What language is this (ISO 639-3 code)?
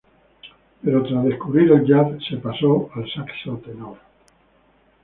spa